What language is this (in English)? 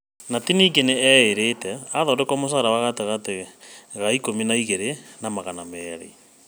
Kikuyu